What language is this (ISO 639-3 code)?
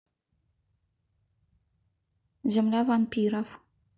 rus